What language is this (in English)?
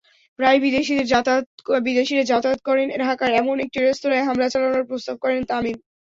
Bangla